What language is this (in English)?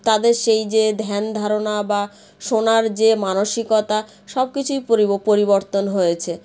Bangla